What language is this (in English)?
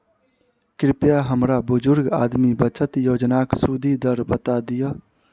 Maithili